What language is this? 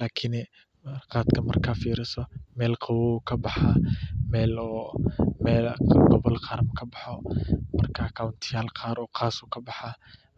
Somali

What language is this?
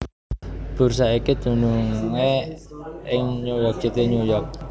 Javanese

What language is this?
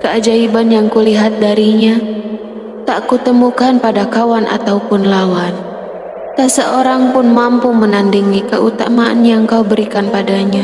Indonesian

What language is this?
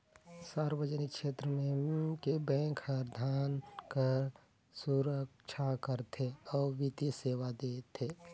Chhattisgarhi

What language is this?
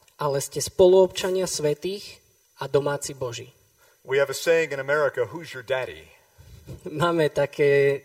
Slovak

